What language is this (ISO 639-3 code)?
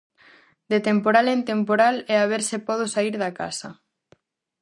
glg